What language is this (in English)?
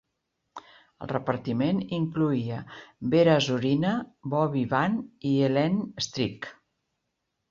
Catalan